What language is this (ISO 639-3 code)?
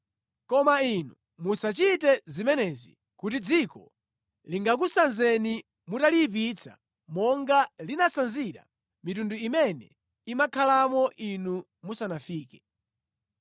nya